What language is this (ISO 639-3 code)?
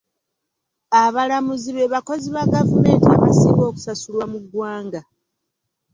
lug